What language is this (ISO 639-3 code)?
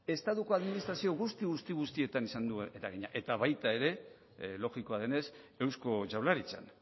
eus